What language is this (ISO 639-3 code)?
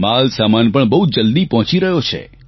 guj